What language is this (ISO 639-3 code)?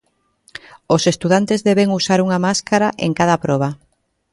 glg